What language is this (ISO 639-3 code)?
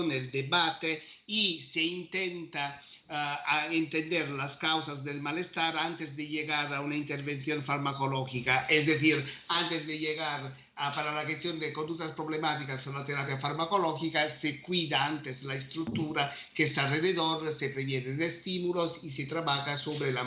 ita